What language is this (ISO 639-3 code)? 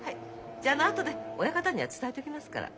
jpn